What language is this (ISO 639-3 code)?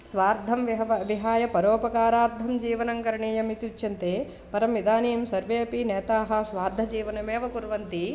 san